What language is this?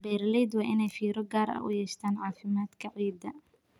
Somali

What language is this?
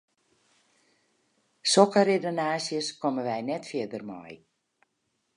Western Frisian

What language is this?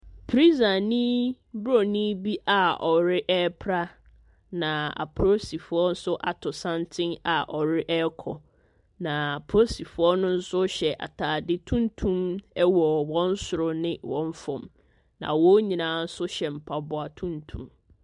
Akan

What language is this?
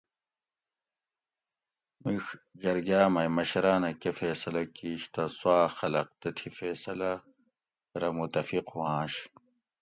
Gawri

